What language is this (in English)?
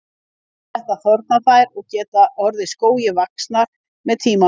Icelandic